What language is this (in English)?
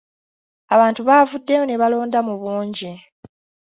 Ganda